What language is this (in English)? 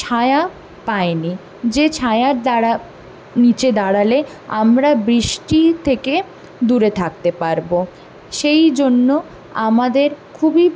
Bangla